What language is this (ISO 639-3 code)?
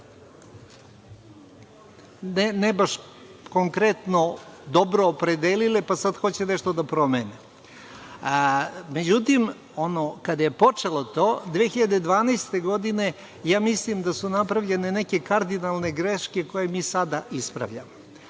srp